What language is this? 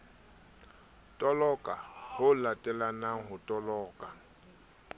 Southern Sotho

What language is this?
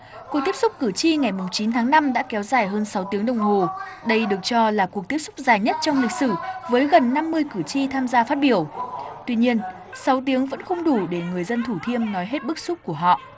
Vietnamese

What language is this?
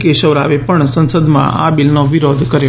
Gujarati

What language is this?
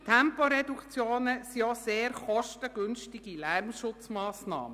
Swiss German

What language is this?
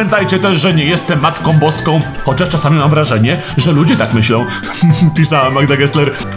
Polish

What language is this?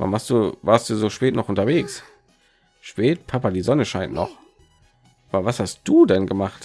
German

